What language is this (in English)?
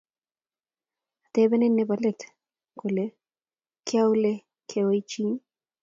Kalenjin